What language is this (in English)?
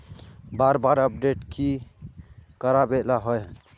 Magahi